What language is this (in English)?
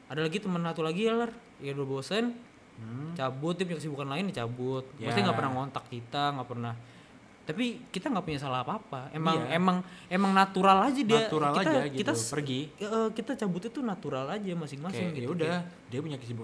Indonesian